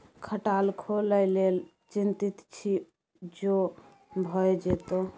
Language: Maithili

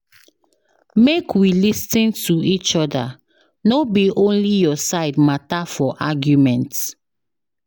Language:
Nigerian Pidgin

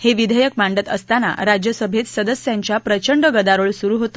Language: Marathi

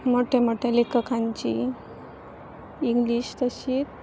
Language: Konkani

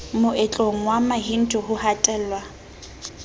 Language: Southern Sotho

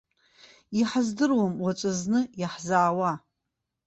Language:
Abkhazian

